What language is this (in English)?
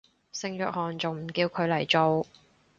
Cantonese